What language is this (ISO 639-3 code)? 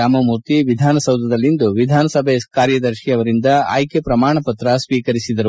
kan